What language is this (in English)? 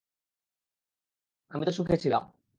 Bangla